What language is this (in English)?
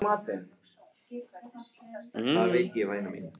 Icelandic